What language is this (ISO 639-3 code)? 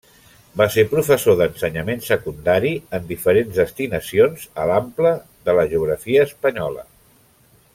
cat